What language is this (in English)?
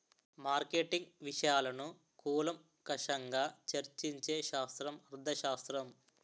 Telugu